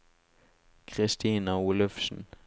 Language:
Norwegian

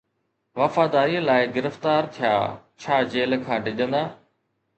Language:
Sindhi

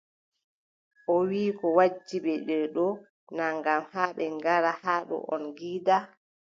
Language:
Adamawa Fulfulde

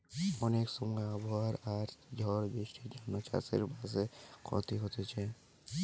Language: Bangla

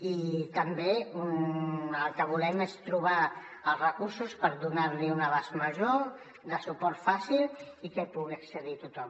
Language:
Catalan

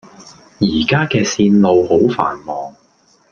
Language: Cantonese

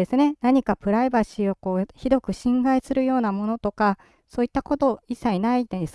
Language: Japanese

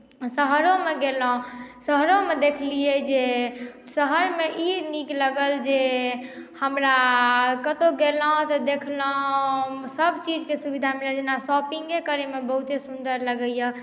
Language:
Maithili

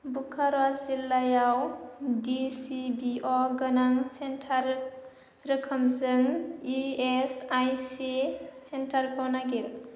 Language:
Bodo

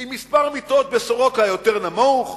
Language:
Hebrew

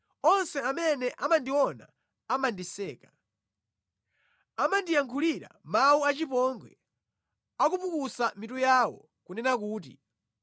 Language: Nyanja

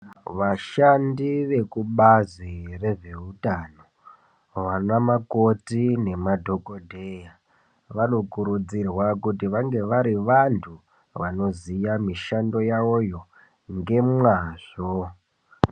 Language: Ndau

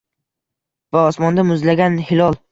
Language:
Uzbek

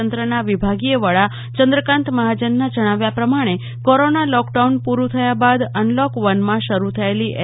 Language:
Gujarati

